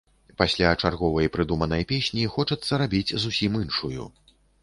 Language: Belarusian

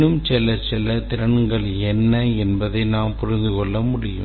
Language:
Tamil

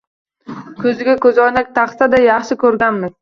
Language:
Uzbek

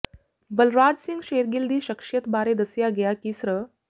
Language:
Punjabi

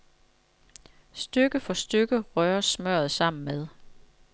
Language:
Danish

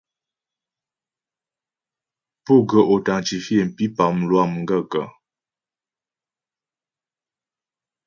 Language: Ghomala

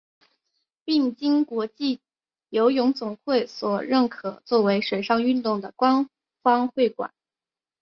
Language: Chinese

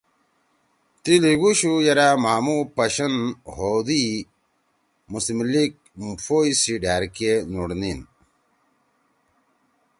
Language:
Torwali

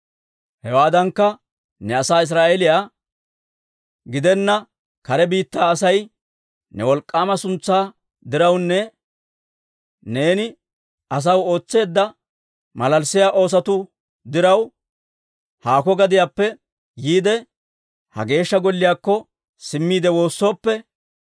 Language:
Dawro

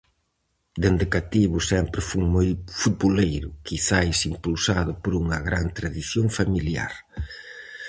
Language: Galician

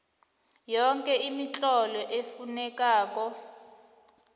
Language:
South Ndebele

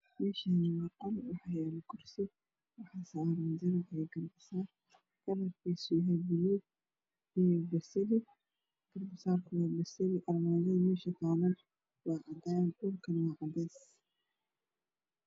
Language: Somali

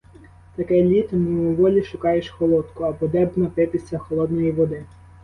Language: Ukrainian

